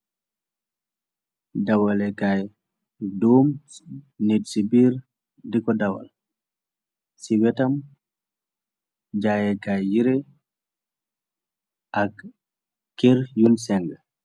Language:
Wolof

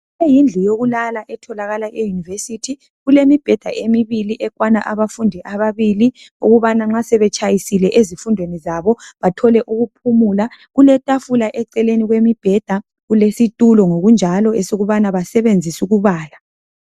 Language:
North Ndebele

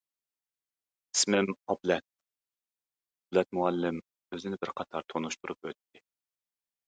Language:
Uyghur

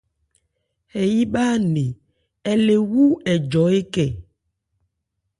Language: Ebrié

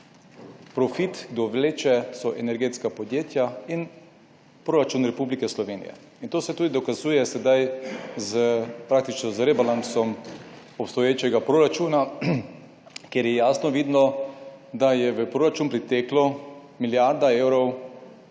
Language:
Slovenian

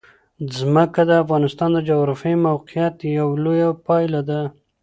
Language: Pashto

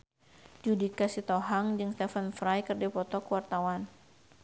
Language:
Sundanese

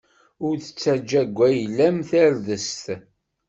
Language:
Kabyle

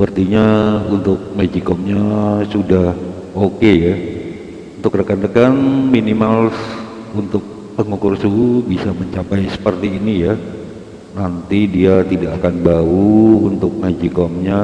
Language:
Indonesian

